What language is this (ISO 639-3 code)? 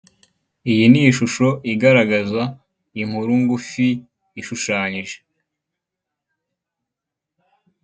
kin